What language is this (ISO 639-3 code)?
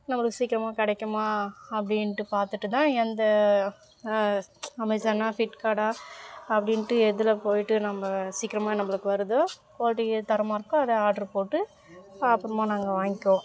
tam